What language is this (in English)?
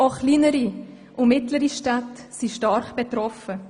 Swiss German